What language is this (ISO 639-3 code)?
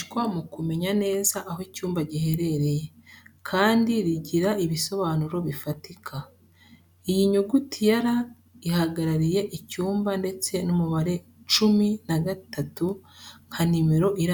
kin